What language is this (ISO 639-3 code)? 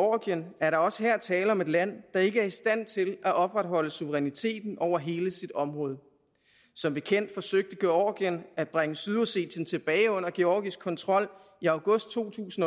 dan